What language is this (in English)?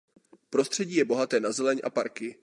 Czech